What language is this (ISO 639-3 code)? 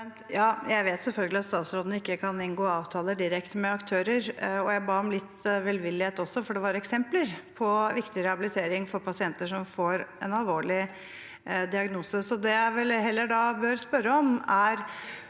nor